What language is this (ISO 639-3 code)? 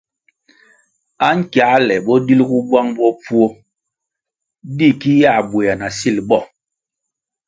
nmg